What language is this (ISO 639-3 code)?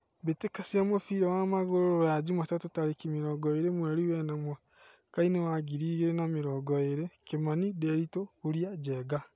kik